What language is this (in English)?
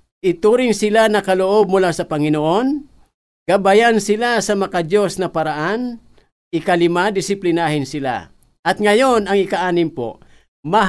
Filipino